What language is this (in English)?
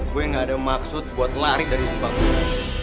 Indonesian